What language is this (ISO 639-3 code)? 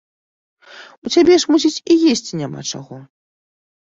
bel